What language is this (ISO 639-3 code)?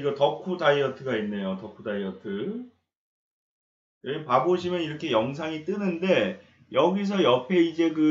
kor